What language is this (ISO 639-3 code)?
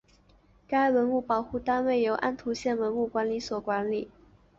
zho